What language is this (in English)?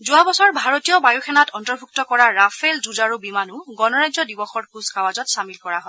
Assamese